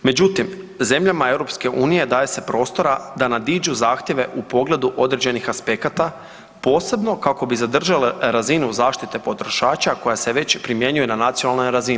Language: Croatian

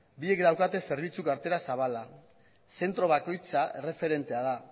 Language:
Basque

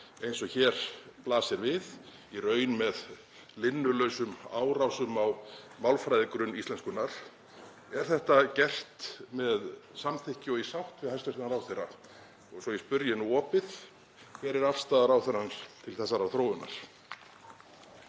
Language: Icelandic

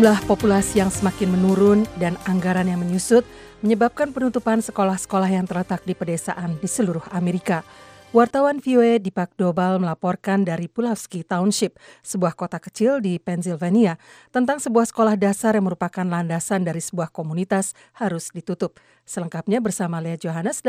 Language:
Indonesian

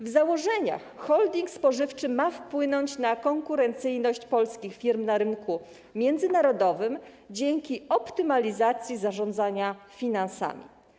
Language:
Polish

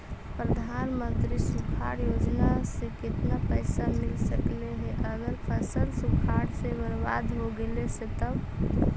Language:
Magahi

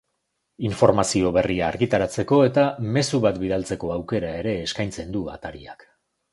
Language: Basque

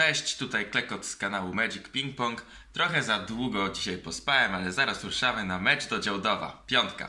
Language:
Polish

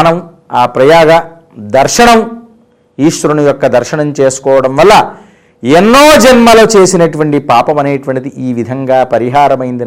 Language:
Telugu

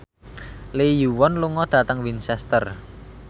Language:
Javanese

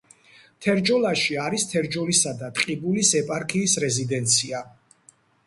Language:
Georgian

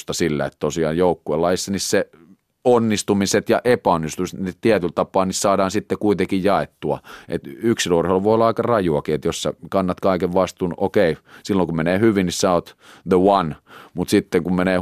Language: Finnish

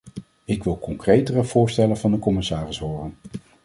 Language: Dutch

